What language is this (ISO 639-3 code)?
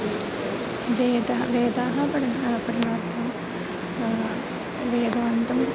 san